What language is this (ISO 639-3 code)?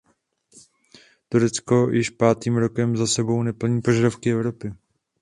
ces